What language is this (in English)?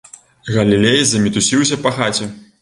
Belarusian